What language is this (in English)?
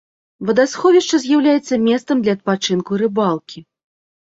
Belarusian